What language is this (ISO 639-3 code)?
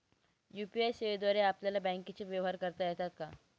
mar